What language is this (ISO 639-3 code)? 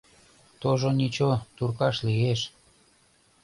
chm